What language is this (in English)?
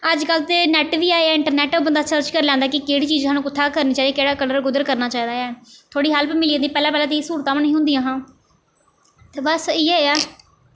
Dogri